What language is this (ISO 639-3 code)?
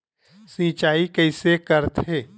hne